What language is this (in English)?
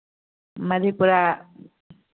Maithili